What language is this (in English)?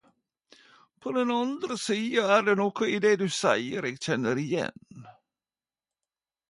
Norwegian Nynorsk